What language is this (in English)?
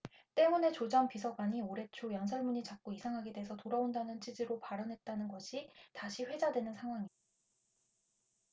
Korean